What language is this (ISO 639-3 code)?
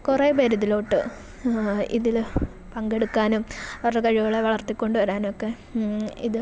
mal